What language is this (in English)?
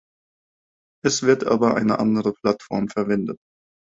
German